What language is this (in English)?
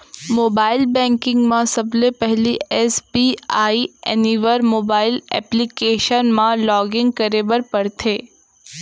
Chhattisgarhi